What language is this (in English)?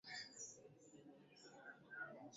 Swahili